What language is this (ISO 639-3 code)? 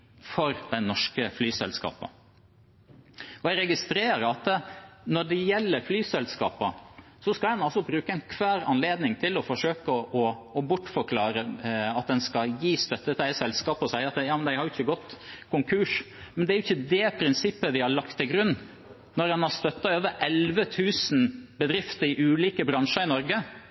nob